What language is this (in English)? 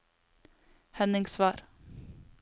Norwegian